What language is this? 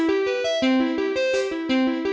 Indonesian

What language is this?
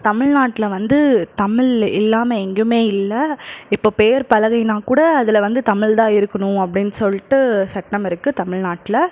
Tamil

